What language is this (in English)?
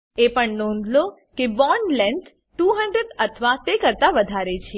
Gujarati